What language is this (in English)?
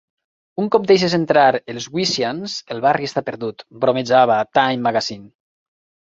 Catalan